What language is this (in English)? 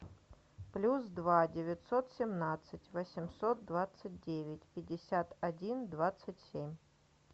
Russian